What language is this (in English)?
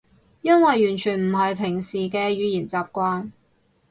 Cantonese